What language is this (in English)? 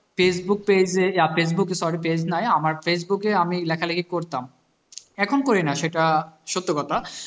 Bangla